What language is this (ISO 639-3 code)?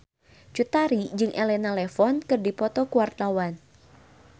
sun